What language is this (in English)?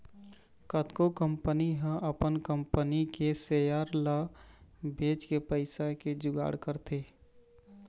Chhattisgarhi